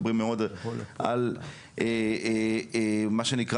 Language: Hebrew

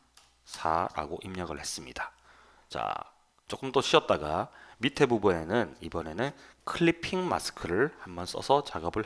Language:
Korean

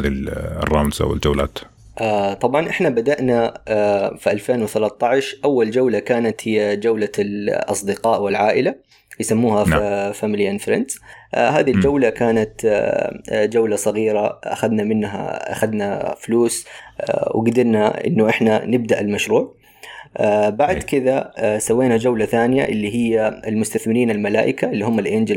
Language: Arabic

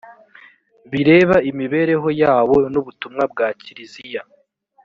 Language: Kinyarwanda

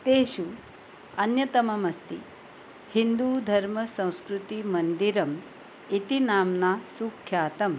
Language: Sanskrit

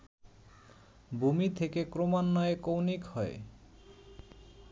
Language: Bangla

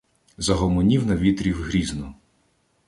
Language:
Ukrainian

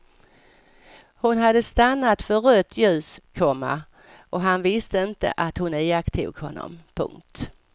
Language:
Swedish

